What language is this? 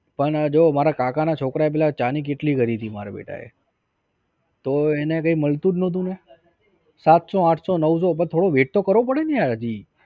Gujarati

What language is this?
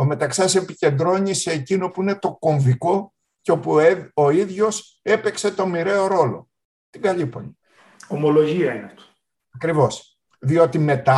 Greek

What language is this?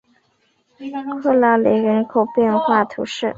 Chinese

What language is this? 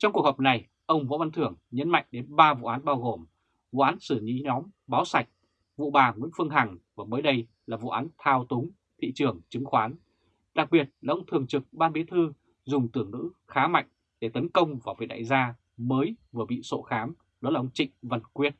Vietnamese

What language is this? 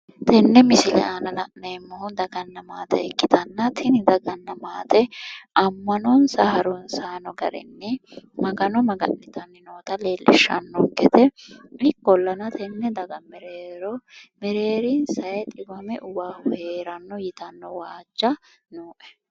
Sidamo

